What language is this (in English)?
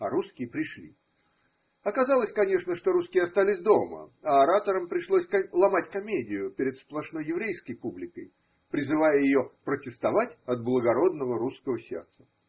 Russian